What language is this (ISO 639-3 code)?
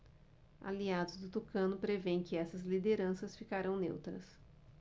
por